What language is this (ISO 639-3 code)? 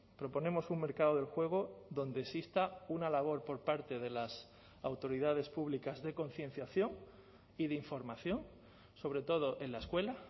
spa